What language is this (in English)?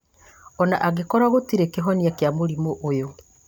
Kikuyu